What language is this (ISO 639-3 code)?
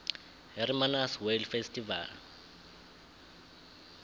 nbl